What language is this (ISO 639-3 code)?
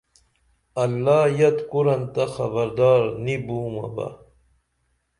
dml